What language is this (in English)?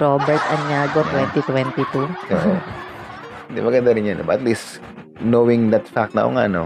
Filipino